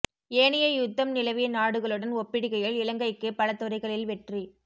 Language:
Tamil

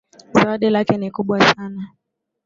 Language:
Swahili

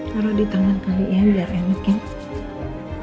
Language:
Indonesian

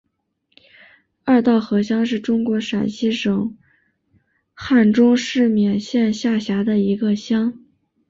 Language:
Chinese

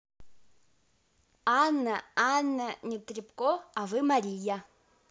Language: Russian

